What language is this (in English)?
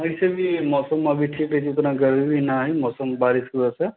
Maithili